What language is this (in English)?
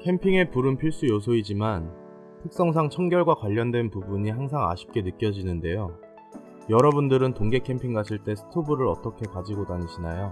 Korean